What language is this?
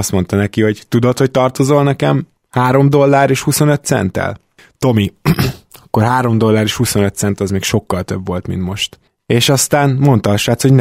Hungarian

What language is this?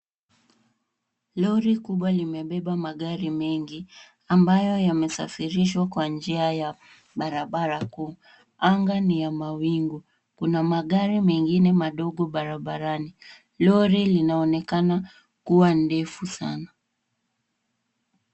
Swahili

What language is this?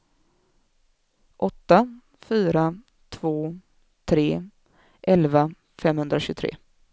Swedish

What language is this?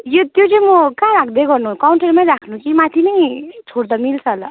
Nepali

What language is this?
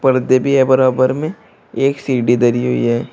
Hindi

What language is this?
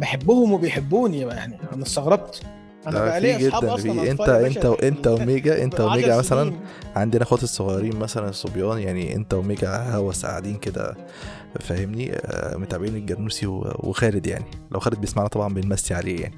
Arabic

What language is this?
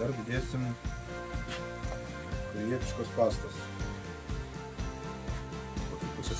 Lithuanian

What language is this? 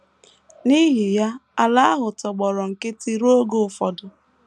Igbo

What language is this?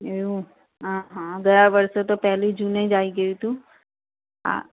Gujarati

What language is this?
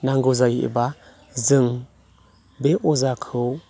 Bodo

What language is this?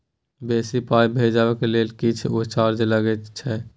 Maithili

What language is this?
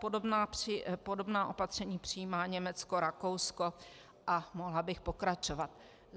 Czech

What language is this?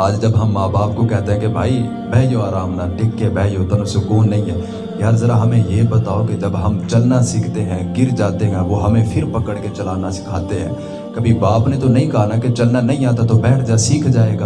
Urdu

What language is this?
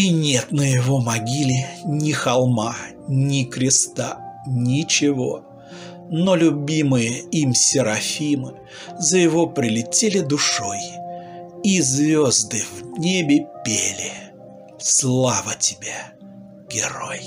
Russian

